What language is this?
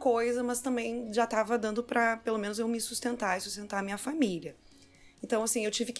Portuguese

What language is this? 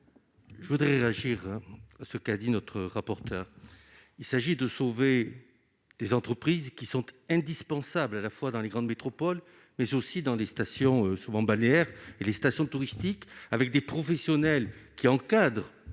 French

